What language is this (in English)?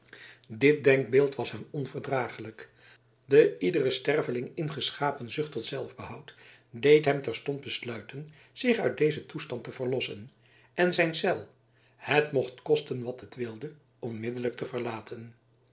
Dutch